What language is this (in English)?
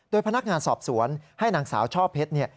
Thai